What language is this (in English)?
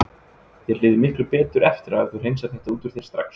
Icelandic